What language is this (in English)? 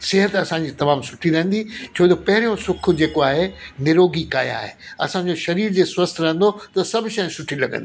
Sindhi